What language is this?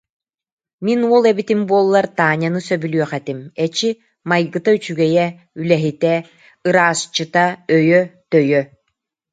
Yakut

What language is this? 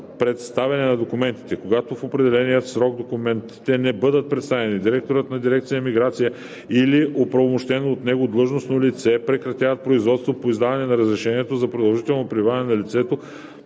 Bulgarian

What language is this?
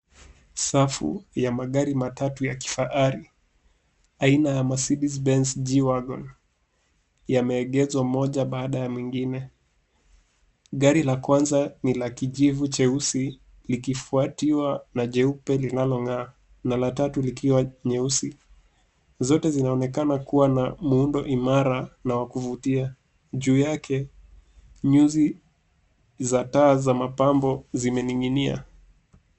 Swahili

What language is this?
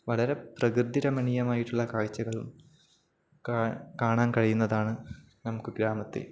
Malayalam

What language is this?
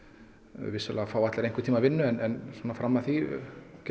Icelandic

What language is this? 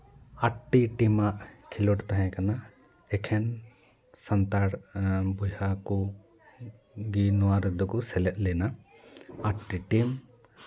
Santali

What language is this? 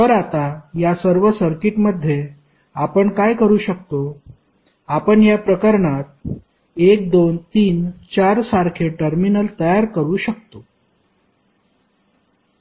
Marathi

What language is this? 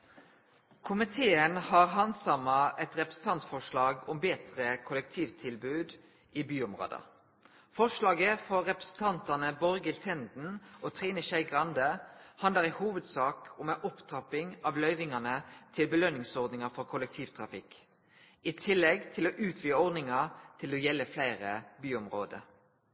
Norwegian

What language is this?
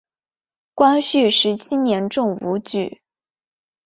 Chinese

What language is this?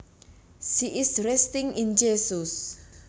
Javanese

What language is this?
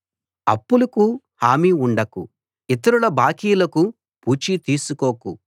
Telugu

